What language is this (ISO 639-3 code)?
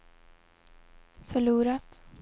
swe